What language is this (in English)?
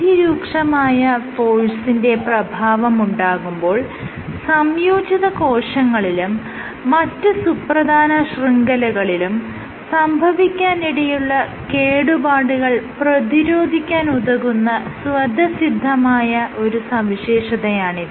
Malayalam